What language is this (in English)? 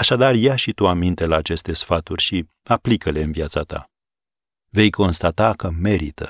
Romanian